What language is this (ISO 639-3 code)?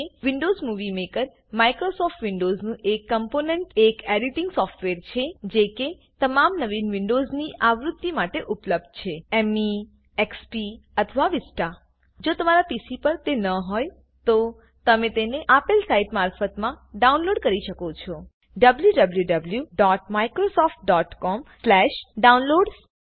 guj